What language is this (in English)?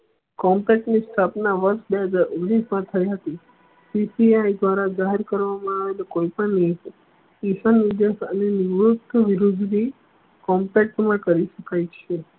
Gujarati